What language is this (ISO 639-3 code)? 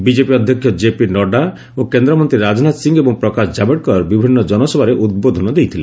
ori